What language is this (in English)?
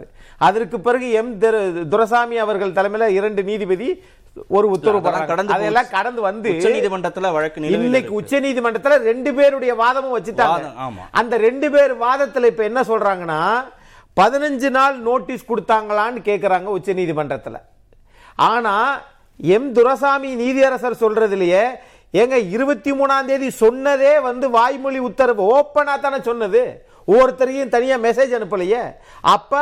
Tamil